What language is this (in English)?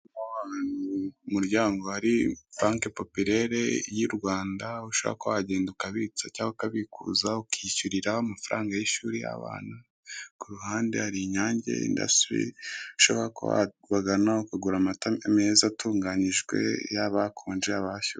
Kinyarwanda